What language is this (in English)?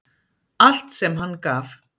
Icelandic